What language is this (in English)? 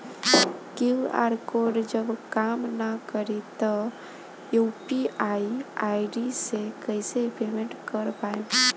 Bhojpuri